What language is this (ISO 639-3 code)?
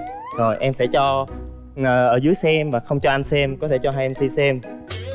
vie